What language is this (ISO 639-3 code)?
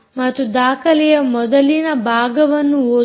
kan